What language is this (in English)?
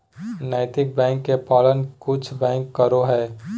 Magahi